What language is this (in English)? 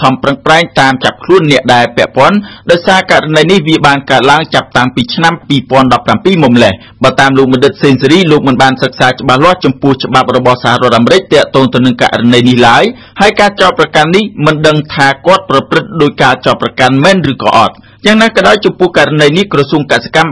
Thai